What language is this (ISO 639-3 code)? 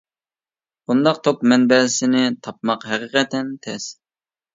uig